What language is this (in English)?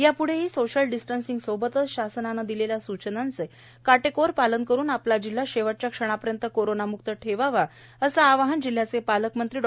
Marathi